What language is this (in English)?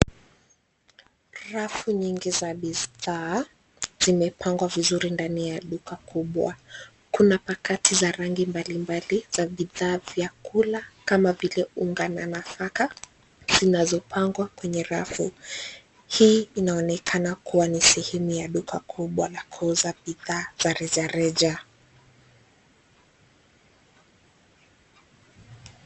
Swahili